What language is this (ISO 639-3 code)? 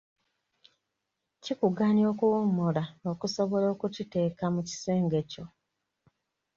lug